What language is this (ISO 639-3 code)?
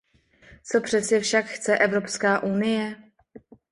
ces